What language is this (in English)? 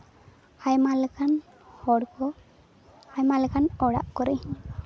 Santali